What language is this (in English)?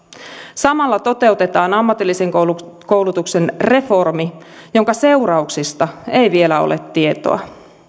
Finnish